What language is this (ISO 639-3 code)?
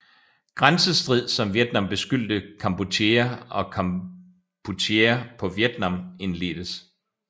dan